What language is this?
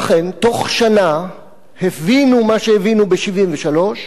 Hebrew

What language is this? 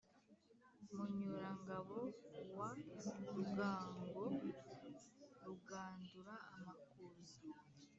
Kinyarwanda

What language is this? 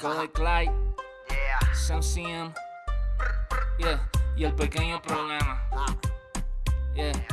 Spanish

